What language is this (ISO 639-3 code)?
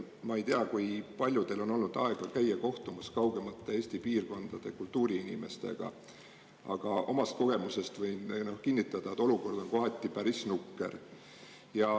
est